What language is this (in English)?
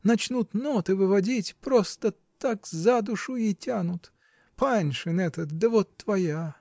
Russian